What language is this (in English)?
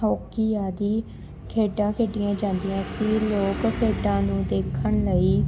Punjabi